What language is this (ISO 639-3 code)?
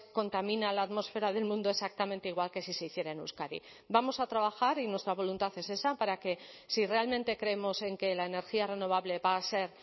spa